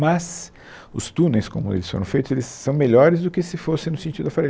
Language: Portuguese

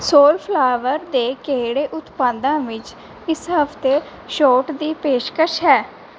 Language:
Punjabi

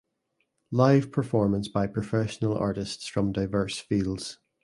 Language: English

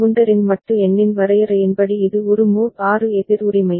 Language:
Tamil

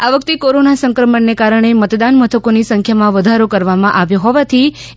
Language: Gujarati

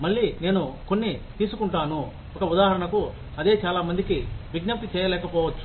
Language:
Telugu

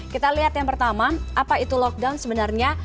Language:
Indonesian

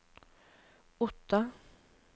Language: Norwegian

